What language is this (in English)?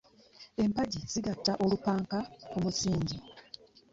Ganda